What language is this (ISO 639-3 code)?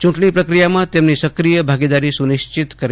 guj